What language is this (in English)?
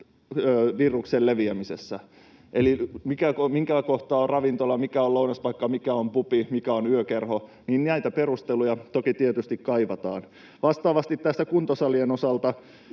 Finnish